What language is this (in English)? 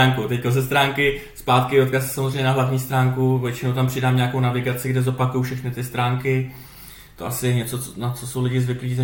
Czech